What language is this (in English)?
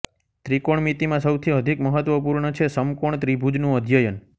Gujarati